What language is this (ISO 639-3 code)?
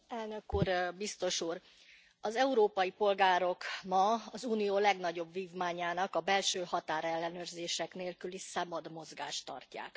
hun